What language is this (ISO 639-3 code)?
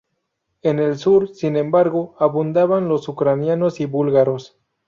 spa